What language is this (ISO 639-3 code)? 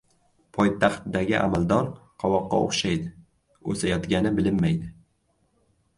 uzb